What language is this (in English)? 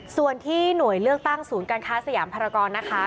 Thai